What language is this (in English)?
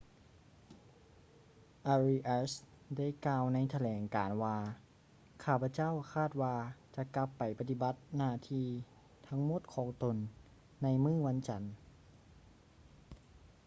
Lao